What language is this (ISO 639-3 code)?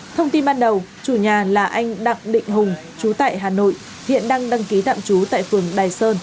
vie